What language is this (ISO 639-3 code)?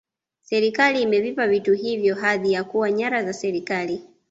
swa